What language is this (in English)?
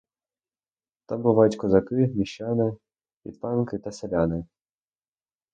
Ukrainian